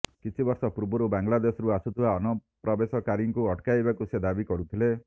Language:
Odia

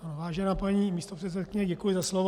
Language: Czech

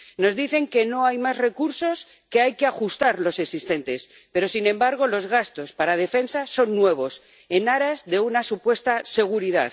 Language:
Spanish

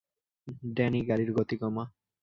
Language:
Bangla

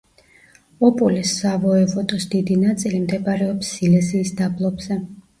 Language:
Georgian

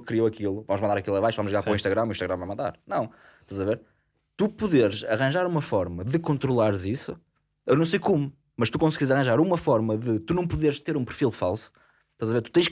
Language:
Portuguese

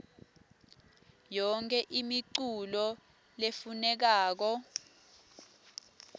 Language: Swati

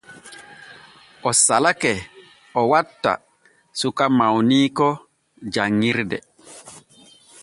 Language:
Borgu Fulfulde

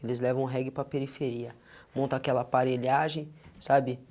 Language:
Portuguese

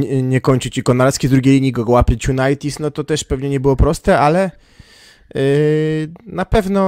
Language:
Polish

